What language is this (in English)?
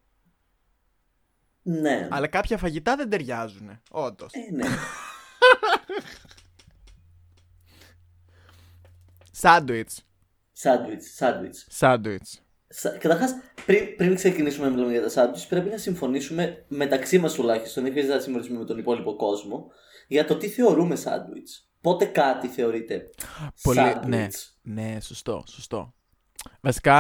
Greek